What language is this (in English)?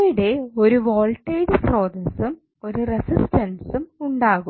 Malayalam